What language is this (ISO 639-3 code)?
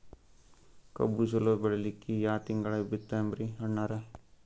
kan